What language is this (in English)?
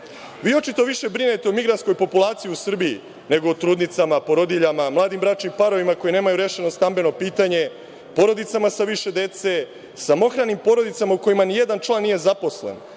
Serbian